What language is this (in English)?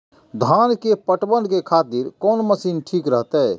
Maithili